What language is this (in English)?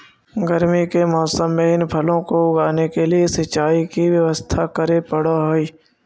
Magahi